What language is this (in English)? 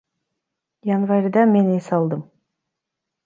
Kyrgyz